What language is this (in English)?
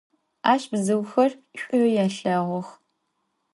Adyghe